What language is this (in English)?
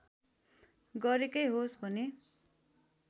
Nepali